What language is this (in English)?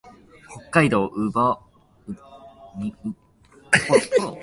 Japanese